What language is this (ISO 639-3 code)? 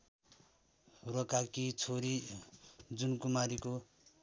nep